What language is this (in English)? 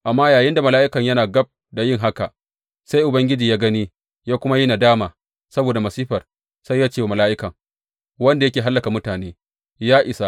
Hausa